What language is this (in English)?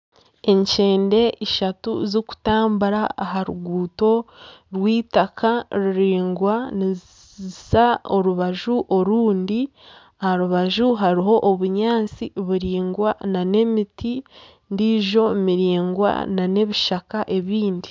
Nyankole